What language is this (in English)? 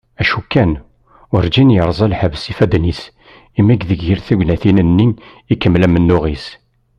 Kabyle